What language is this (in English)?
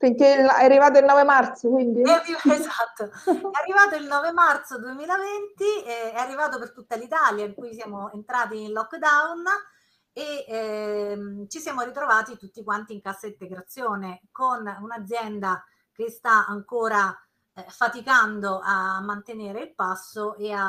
Italian